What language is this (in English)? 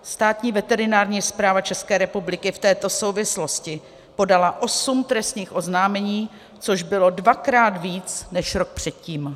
Czech